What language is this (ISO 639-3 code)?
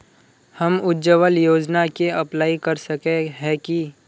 mag